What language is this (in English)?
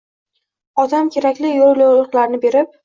Uzbek